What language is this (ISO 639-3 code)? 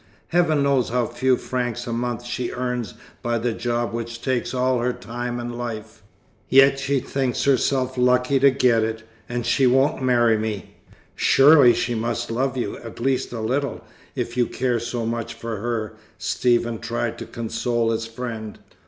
eng